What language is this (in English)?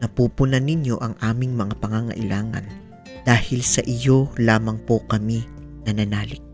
Filipino